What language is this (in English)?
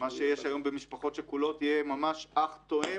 Hebrew